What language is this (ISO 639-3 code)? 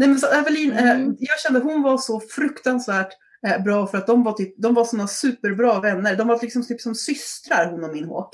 swe